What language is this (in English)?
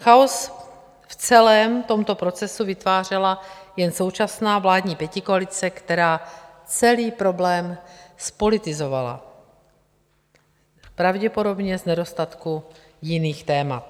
Czech